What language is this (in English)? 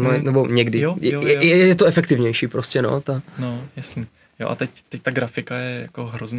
Czech